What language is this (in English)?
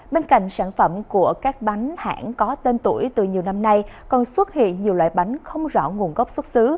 Vietnamese